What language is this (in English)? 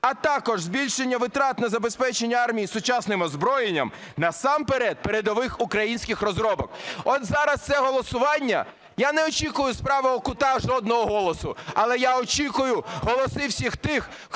Ukrainian